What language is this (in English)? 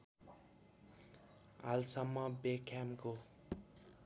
Nepali